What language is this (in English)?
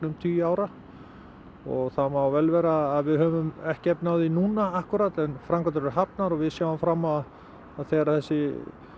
Icelandic